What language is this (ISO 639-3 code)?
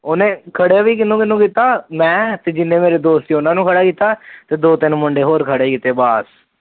pan